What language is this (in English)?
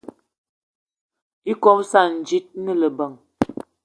Eton (Cameroon)